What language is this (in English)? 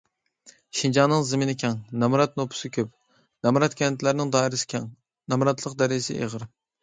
Uyghur